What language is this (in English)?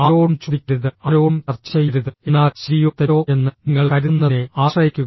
Malayalam